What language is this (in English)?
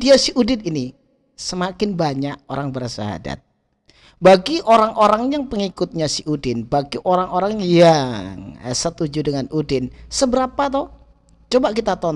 Indonesian